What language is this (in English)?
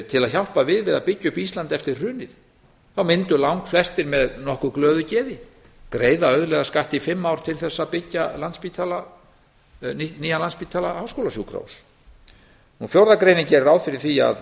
Icelandic